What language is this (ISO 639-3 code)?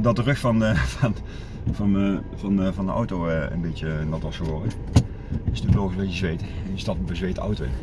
nld